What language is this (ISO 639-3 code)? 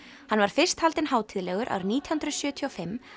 isl